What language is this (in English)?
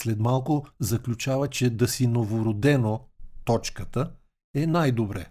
Bulgarian